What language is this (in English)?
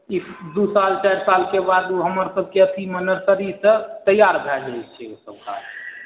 Maithili